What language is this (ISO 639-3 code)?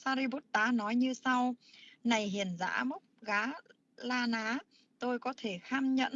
vie